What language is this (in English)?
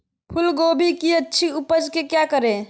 Magahi